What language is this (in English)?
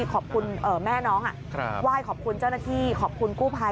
Thai